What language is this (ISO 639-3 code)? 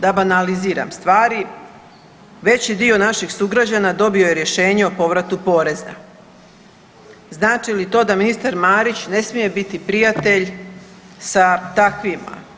hrv